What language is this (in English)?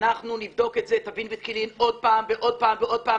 Hebrew